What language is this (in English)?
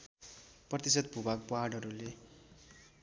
Nepali